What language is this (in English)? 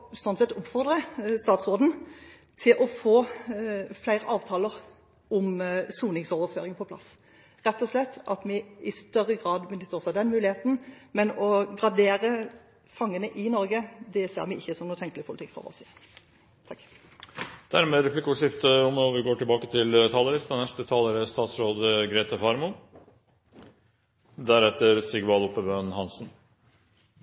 Norwegian